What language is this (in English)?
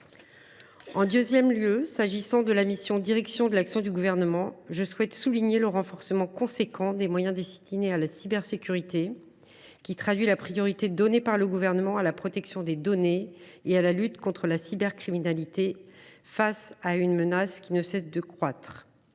French